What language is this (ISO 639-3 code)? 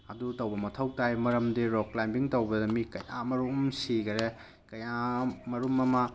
mni